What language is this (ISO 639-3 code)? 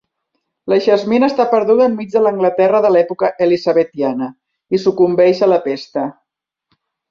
cat